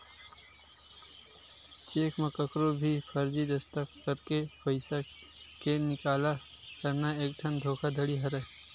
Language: Chhattisgarhi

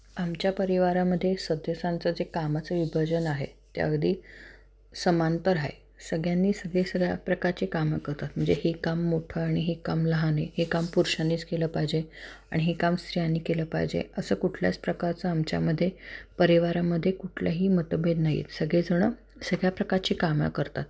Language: Marathi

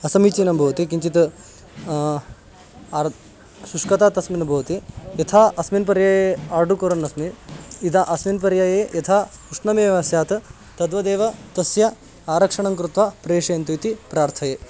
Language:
Sanskrit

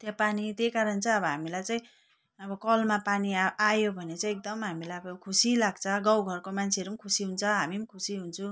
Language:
Nepali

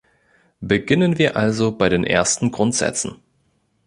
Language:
German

